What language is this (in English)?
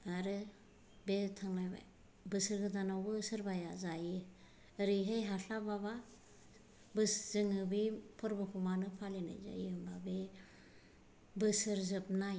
Bodo